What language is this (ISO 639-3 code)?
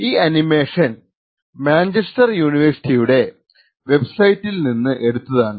mal